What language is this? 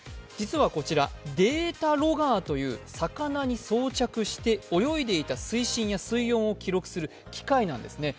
Japanese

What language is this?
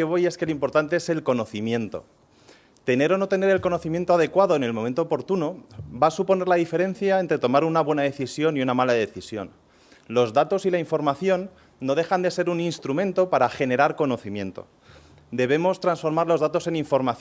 Spanish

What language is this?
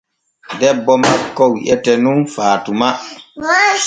Borgu Fulfulde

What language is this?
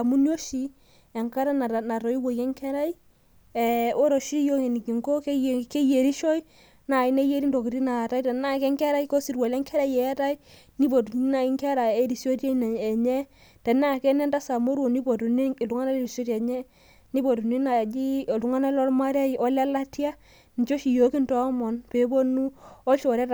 Masai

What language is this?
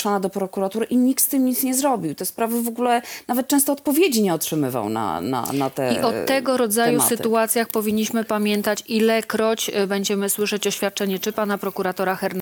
Polish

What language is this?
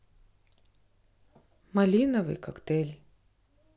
Russian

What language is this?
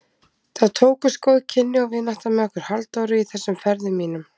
Icelandic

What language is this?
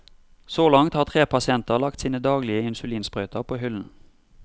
Norwegian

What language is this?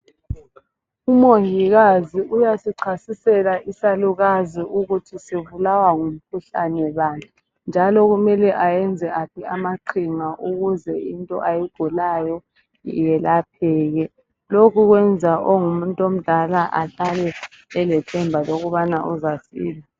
North Ndebele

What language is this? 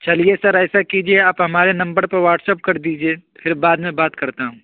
Urdu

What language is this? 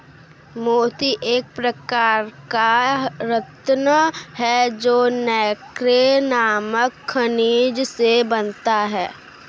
Hindi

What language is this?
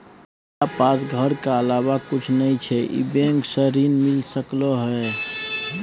Maithili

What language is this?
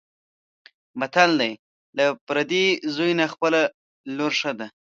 Pashto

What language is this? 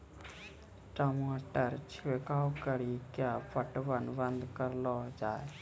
Maithili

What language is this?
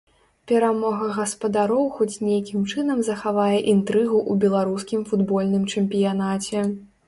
Belarusian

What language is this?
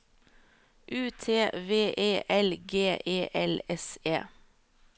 Norwegian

